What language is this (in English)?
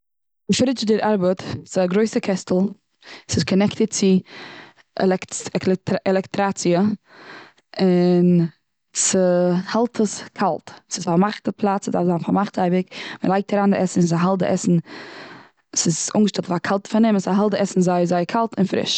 Yiddish